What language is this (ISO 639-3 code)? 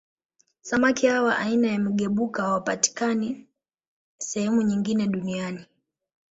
swa